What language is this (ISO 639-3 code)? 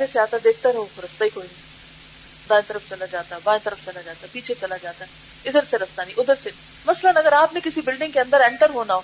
urd